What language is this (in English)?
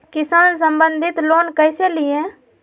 Magahi